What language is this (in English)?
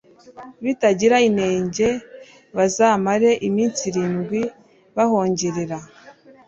Kinyarwanda